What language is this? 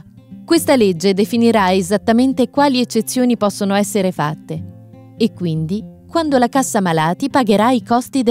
Italian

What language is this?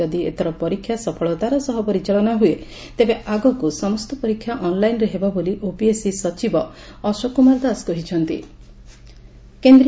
Odia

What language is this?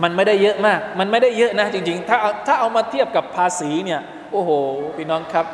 Thai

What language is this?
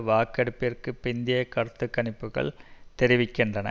Tamil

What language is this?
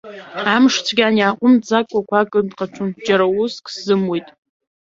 Abkhazian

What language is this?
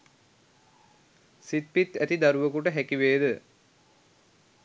Sinhala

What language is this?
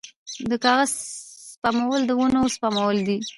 Pashto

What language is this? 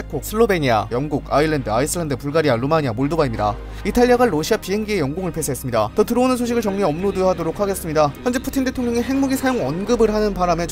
Korean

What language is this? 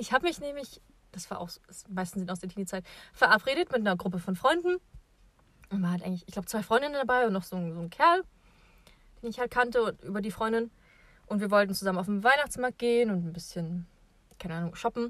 German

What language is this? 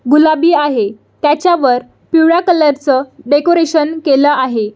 Marathi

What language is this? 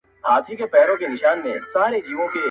Pashto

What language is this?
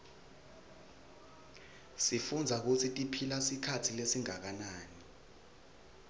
Swati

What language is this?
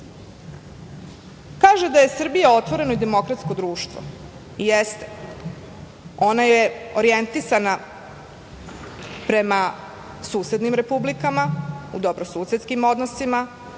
Serbian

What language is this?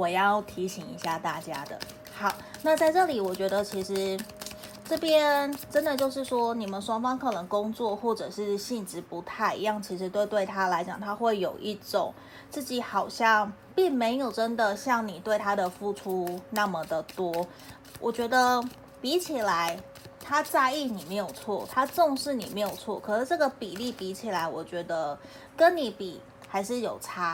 Chinese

